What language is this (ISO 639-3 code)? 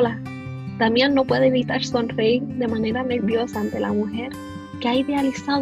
spa